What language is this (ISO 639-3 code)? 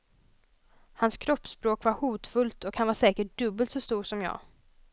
swe